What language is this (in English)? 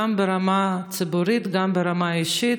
Hebrew